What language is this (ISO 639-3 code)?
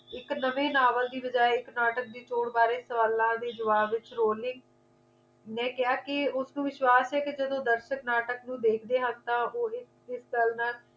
pan